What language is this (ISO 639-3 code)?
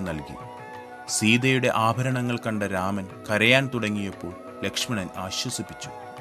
mal